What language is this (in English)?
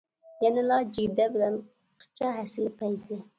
Uyghur